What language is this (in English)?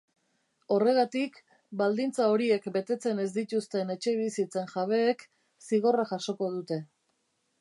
Basque